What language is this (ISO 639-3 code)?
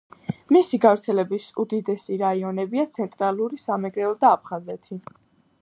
kat